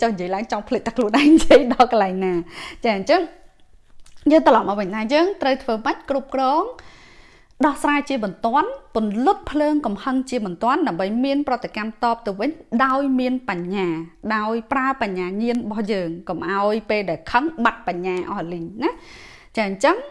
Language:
Vietnamese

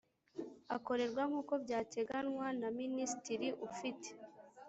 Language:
Kinyarwanda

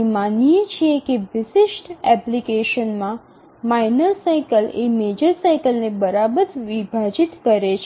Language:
Gujarati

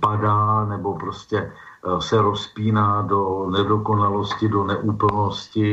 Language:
Czech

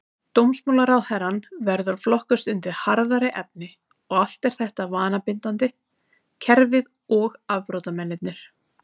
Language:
Icelandic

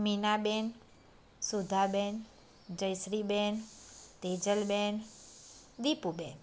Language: Gujarati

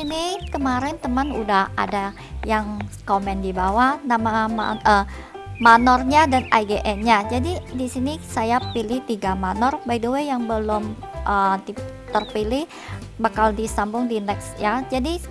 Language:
Indonesian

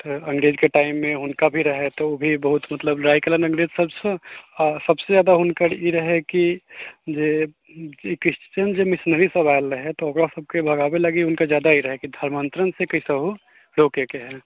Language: Maithili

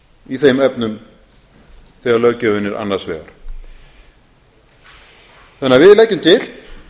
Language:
Icelandic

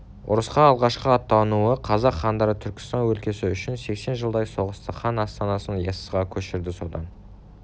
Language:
Kazakh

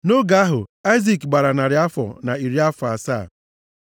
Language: Igbo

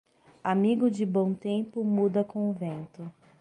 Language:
Portuguese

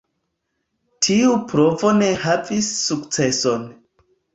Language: Esperanto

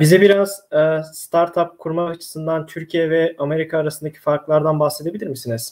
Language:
Turkish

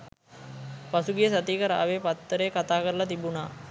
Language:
Sinhala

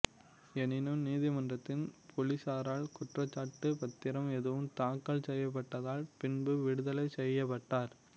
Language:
Tamil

